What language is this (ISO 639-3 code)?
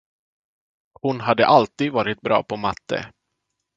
swe